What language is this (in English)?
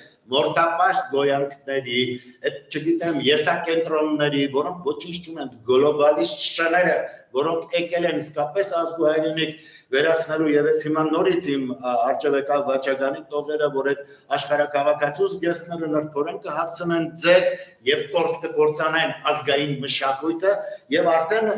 Romanian